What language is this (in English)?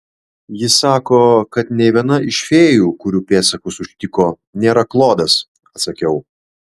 Lithuanian